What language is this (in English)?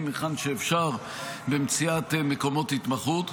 Hebrew